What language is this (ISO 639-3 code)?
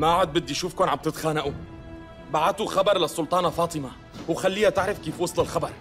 ara